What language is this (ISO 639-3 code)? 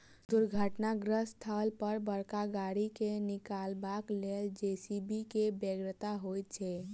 mai